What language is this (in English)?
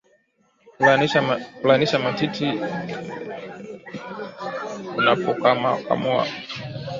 Swahili